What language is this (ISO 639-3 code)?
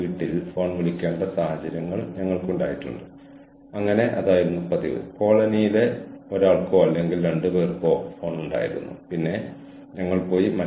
mal